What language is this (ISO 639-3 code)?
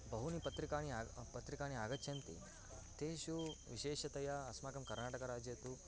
san